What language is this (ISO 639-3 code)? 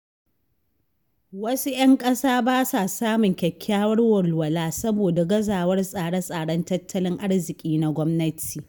hau